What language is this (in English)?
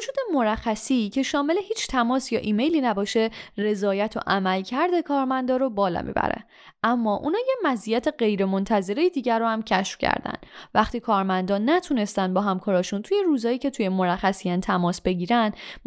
Persian